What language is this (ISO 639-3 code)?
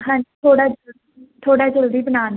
pan